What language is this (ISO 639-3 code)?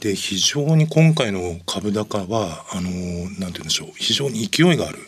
jpn